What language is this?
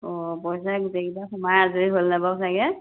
Assamese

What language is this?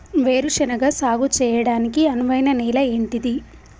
Telugu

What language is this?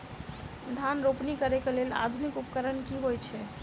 Maithili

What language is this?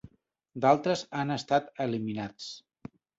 Catalan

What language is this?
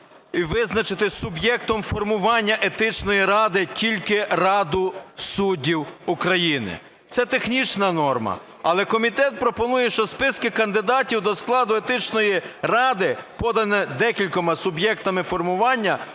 Ukrainian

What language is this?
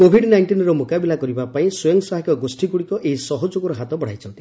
Odia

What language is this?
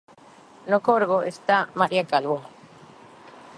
Galician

